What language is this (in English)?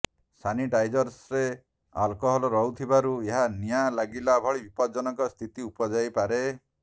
Odia